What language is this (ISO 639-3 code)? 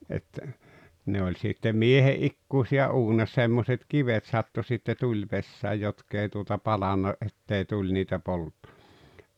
fin